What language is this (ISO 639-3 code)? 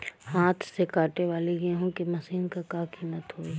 bho